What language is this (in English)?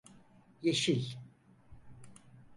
Turkish